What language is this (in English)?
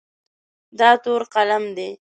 Pashto